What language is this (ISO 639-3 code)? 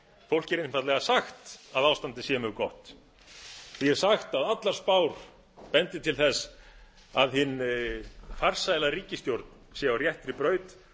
isl